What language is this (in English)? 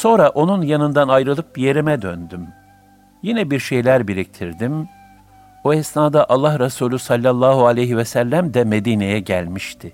Turkish